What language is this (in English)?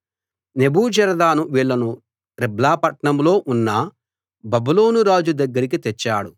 Telugu